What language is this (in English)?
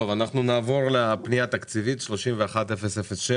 Hebrew